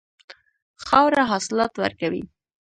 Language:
Pashto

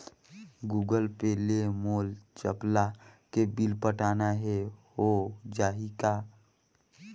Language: Chhattisgarhi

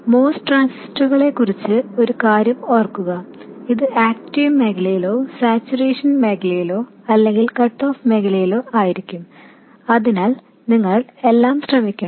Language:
Malayalam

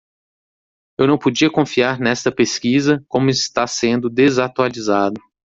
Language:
Portuguese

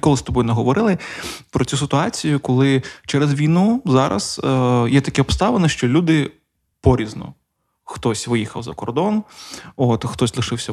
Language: Ukrainian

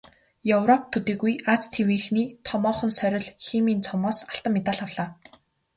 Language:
Mongolian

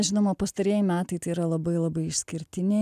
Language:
Lithuanian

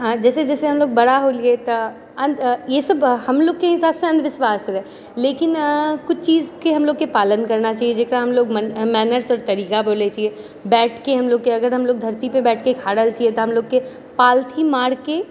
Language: Maithili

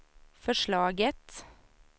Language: Swedish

